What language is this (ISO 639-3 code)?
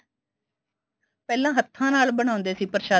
pan